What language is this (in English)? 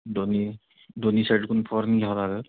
Marathi